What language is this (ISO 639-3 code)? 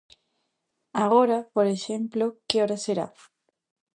glg